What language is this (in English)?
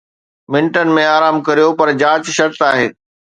Sindhi